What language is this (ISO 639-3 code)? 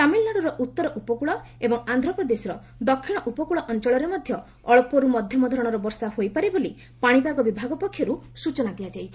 ori